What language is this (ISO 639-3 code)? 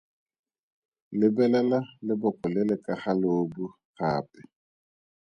tsn